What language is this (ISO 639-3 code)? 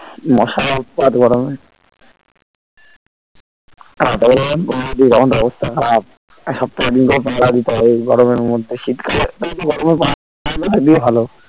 ben